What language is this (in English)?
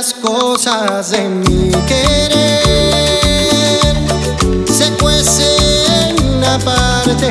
Spanish